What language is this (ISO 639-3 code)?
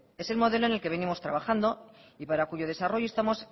spa